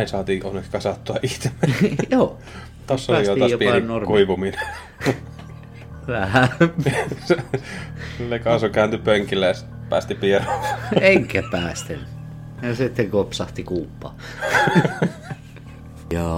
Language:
Finnish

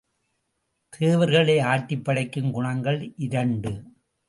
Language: Tamil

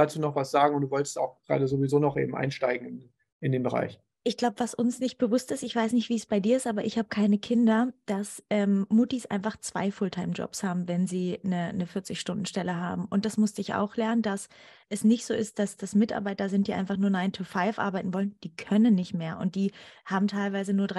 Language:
German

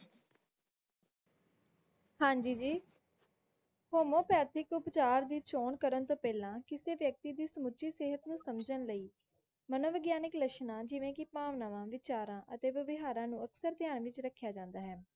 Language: Punjabi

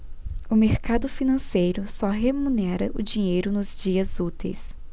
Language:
Portuguese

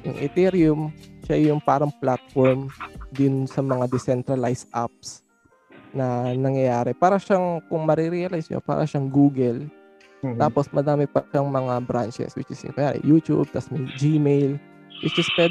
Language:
Filipino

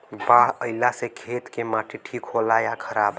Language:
Bhojpuri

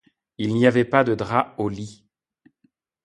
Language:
French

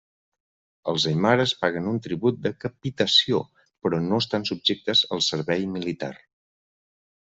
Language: Catalan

